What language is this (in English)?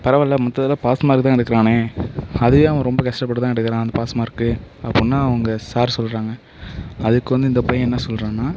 Tamil